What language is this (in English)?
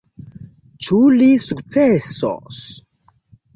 Esperanto